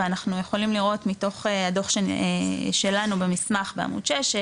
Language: Hebrew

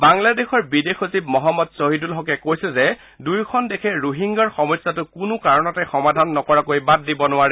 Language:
Assamese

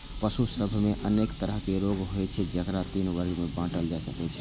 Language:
Maithili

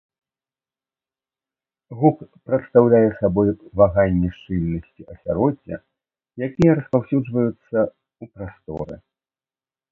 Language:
Belarusian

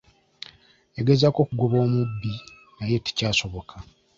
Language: Ganda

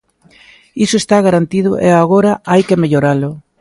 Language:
Galician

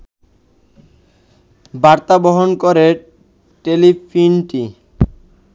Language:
Bangla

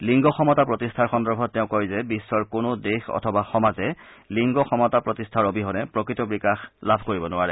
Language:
Assamese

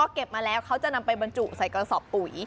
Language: Thai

